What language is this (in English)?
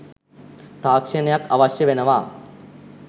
Sinhala